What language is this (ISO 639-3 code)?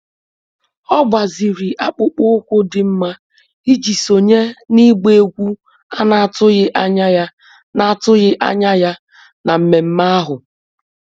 ibo